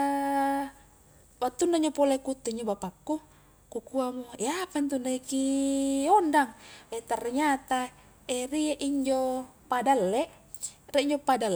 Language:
Highland Konjo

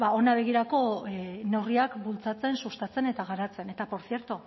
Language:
Basque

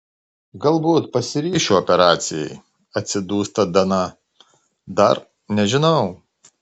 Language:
Lithuanian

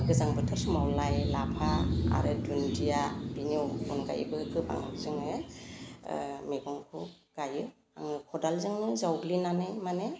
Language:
Bodo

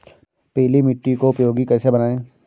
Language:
Hindi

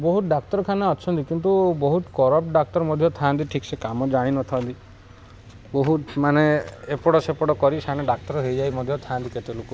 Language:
Odia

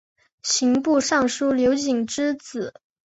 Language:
Chinese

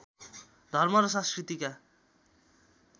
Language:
Nepali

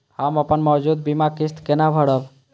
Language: Maithili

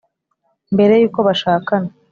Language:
Kinyarwanda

